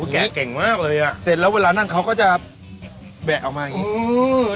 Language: Thai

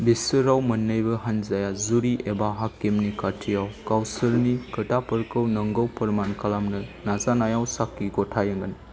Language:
Bodo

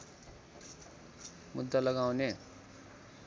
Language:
Nepali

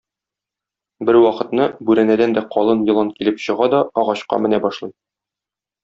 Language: Tatar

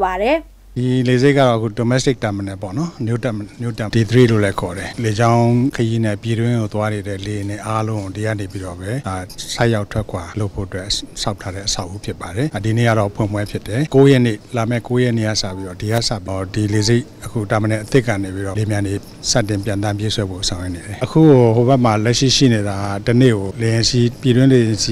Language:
Thai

